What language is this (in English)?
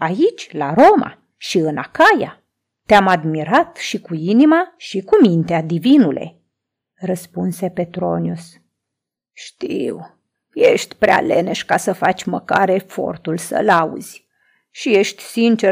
Romanian